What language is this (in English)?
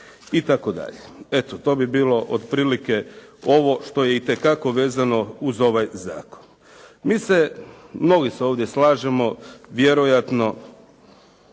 Croatian